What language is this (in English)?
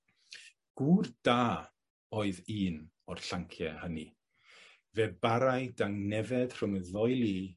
Welsh